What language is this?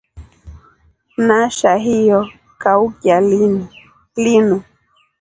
Rombo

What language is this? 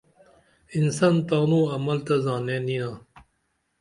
Dameli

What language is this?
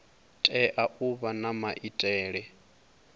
Venda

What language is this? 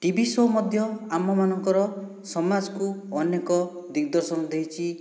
Odia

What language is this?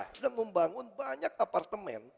Indonesian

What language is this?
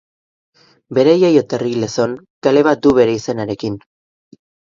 Basque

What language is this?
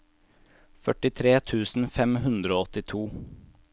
Norwegian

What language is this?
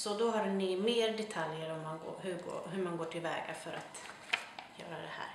Swedish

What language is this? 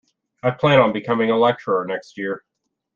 English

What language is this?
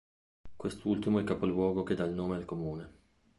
Italian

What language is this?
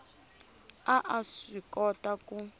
Tsonga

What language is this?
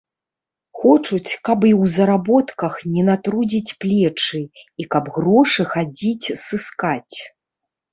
Belarusian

